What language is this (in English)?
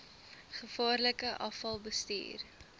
Afrikaans